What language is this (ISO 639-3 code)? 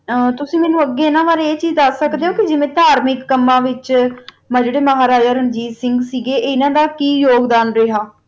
pan